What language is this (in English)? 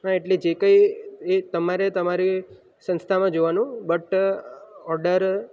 Gujarati